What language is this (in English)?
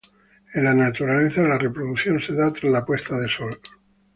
Spanish